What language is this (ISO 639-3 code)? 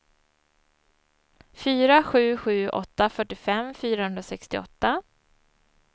swe